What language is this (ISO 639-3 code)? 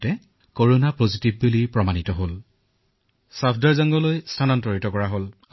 asm